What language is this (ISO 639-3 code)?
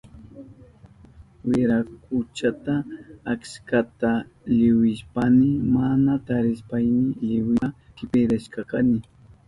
qup